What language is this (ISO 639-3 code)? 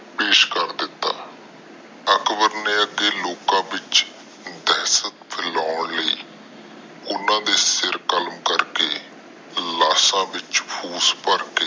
pan